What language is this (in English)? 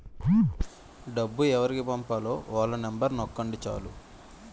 Telugu